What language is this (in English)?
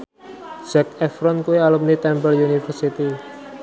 Javanese